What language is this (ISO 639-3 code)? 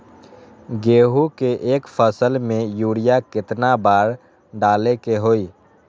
mag